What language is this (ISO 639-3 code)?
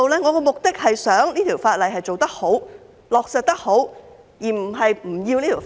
yue